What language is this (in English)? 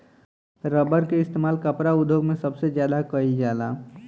Bhojpuri